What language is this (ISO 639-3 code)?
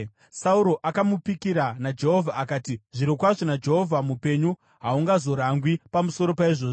sna